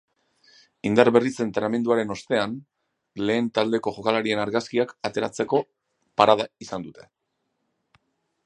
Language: Basque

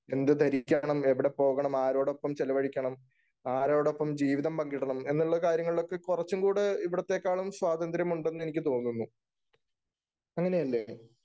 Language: Malayalam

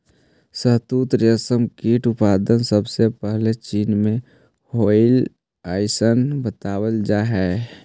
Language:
Magahi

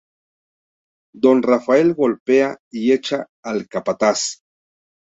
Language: Spanish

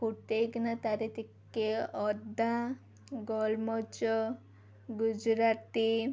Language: Odia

